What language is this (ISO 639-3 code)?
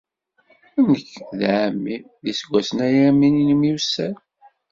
kab